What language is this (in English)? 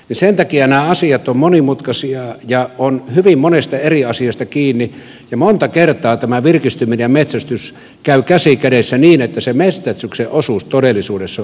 Finnish